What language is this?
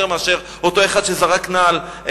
Hebrew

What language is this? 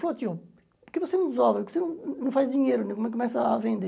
Portuguese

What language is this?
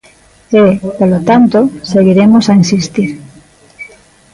Galician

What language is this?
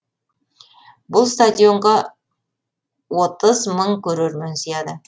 Kazakh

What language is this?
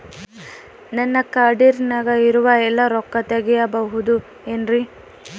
Kannada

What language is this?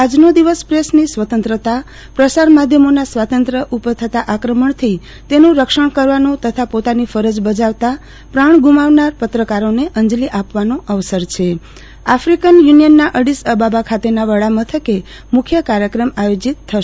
Gujarati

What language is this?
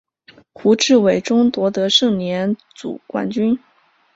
Chinese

